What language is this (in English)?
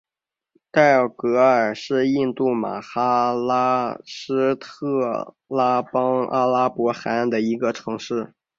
Chinese